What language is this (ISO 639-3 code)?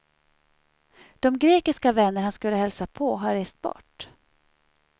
swe